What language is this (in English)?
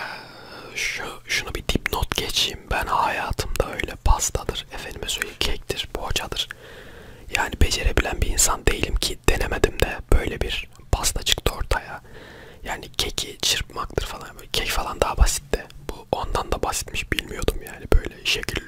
Turkish